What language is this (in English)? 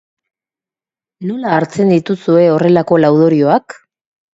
Basque